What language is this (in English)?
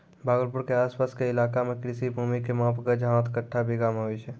Maithili